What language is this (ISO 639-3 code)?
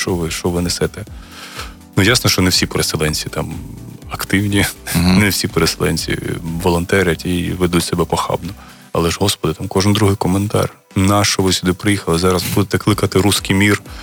ukr